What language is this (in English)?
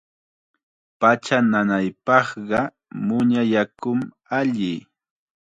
Chiquián Ancash Quechua